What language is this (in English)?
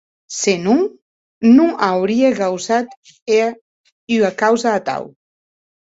Occitan